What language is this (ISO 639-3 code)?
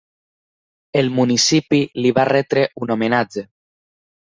cat